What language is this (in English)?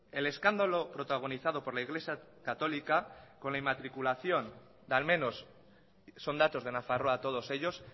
Spanish